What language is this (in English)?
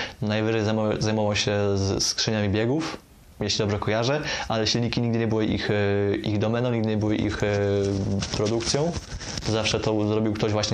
Polish